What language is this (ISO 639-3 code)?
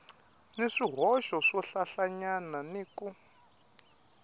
tso